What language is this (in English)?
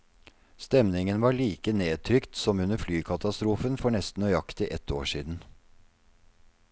Norwegian